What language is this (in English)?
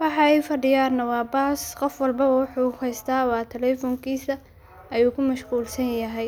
Somali